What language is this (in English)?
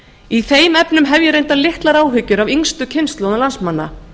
Icelandic